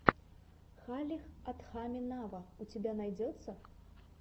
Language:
Russian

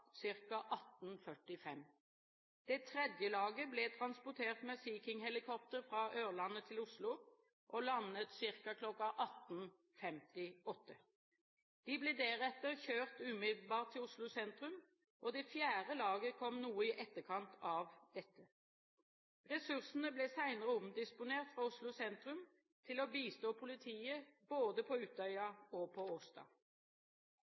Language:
Norwegian Bokmål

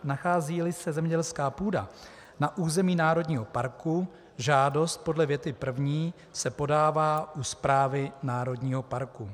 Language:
Czech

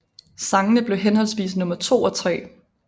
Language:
Danish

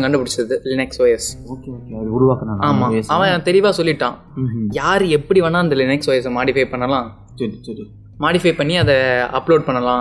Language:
Tamil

